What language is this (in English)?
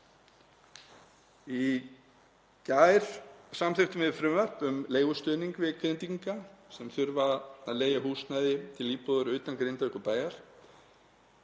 Icelandic